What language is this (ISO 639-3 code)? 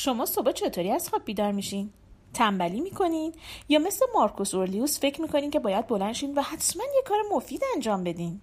fas